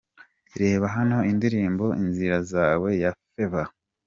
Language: Kinyarwanda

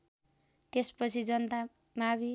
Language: Nepali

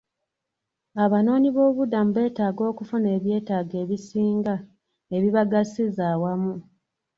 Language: Ganda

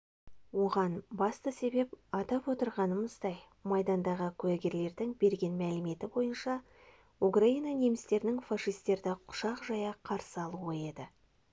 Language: Kazakh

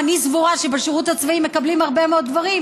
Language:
Hebrew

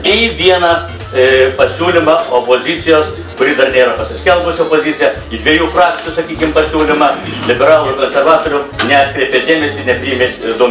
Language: Lithuanian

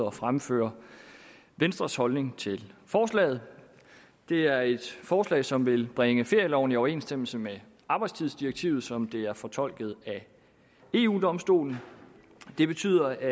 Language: Danish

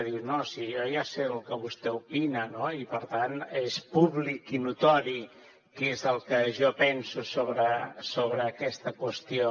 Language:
Catalan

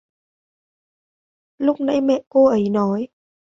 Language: Vietnamese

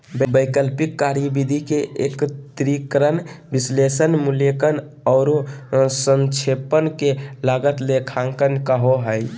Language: Magahi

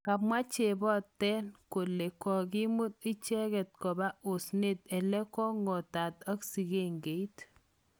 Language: Kalenjin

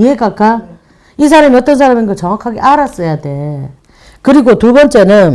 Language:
Korean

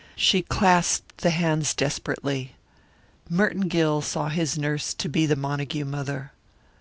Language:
English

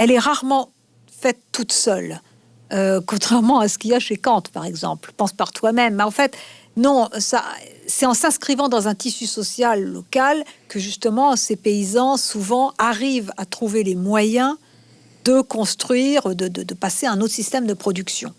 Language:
French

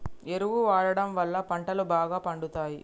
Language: Telugu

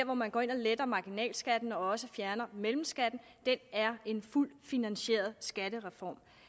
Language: Danish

